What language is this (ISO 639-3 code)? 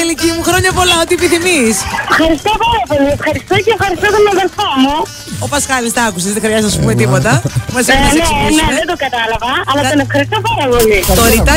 ell